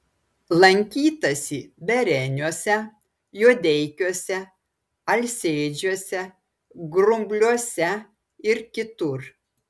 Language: Lithuanian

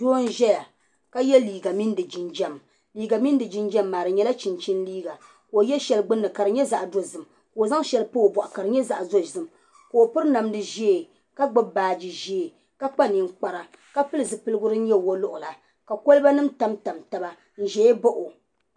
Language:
Dagbani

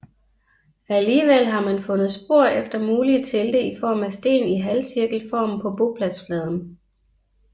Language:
Danish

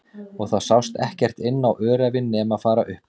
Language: Icelandic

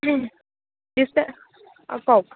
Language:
Assamese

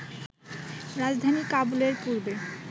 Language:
Bangla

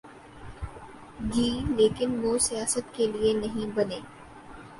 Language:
Urdu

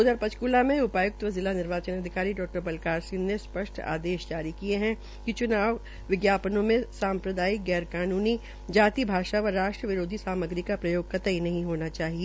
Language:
Hindi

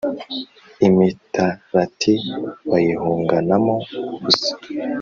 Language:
Kinyarwanda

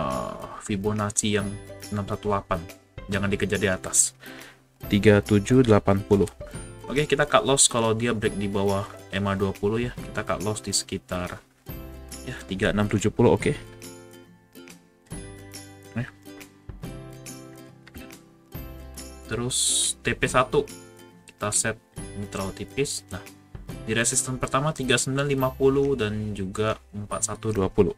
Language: Indonesian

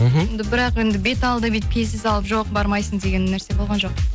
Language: Kazakh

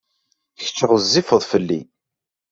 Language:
Kabyle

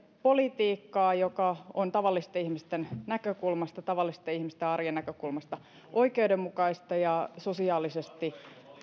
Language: Finnish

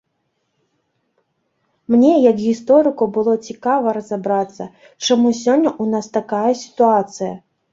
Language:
Belarusian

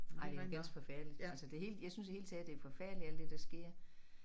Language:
Danish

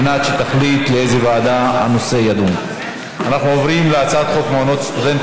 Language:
Hebrew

